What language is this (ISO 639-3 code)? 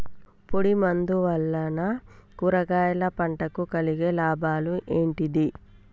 tel